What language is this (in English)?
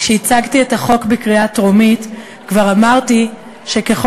Hebrew